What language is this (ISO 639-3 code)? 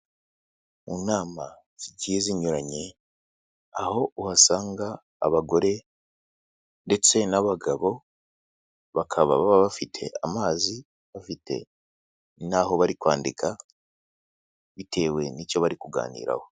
kin